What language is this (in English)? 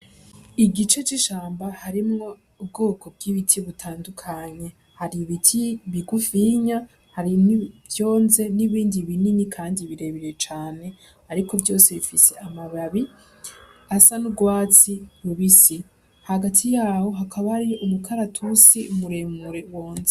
Rundi